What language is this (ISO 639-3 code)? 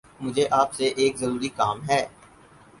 urd